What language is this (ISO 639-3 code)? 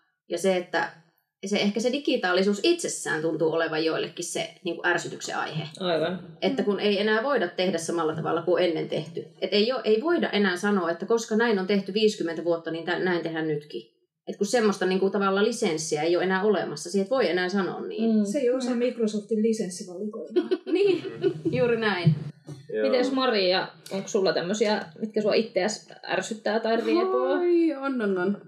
fin